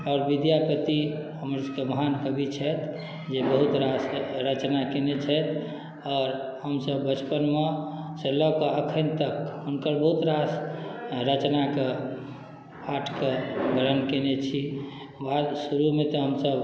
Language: Maithili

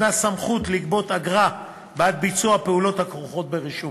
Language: Hebrew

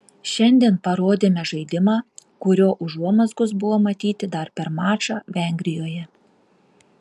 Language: Lithuanian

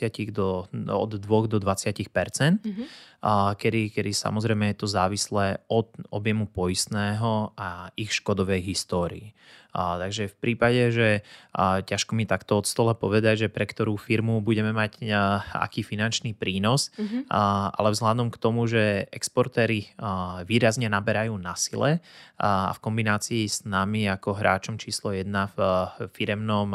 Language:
Slovak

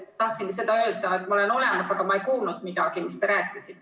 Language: Estonian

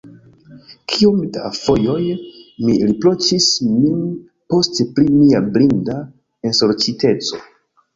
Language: Esperanto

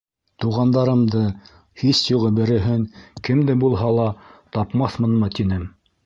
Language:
Bashkir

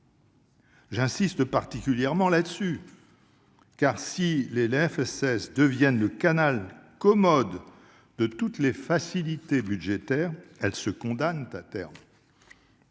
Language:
French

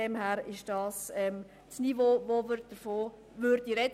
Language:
Swiss German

